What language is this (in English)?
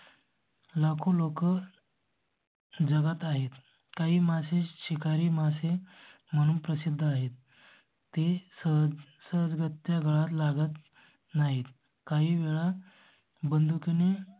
Marathi